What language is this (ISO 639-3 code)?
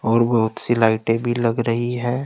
hin